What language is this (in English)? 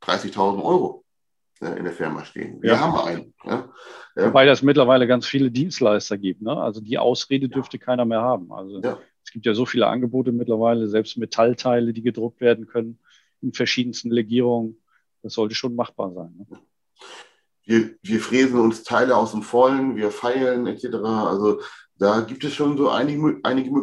German